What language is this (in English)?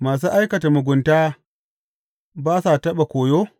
Hausa